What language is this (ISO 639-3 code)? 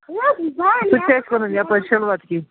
kas